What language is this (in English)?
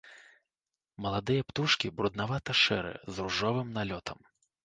Belarusian